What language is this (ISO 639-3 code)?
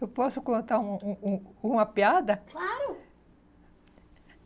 por